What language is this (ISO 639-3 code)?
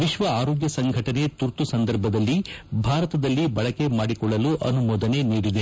kan